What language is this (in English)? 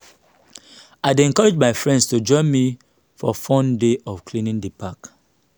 Nigerian Pidgin